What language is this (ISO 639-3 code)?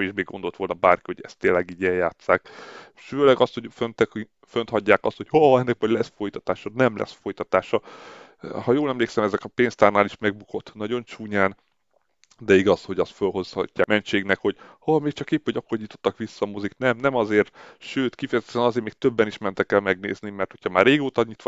hun